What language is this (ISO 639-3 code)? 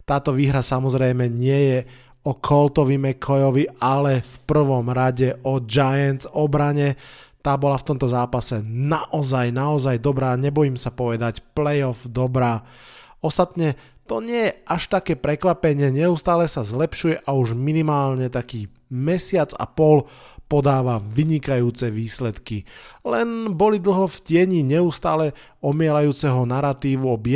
slk